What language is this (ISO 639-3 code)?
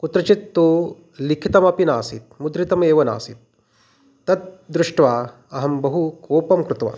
san